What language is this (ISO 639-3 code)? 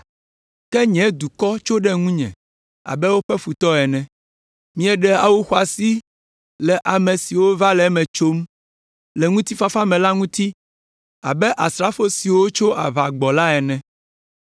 ewe